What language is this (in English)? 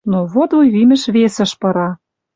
Western Mari